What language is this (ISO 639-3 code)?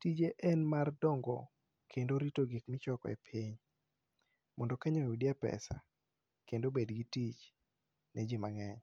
luo